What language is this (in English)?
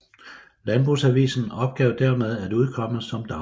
Danish